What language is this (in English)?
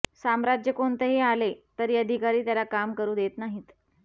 Marathi